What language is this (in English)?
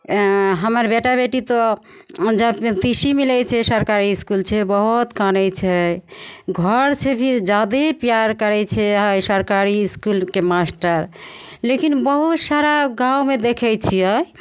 Maithili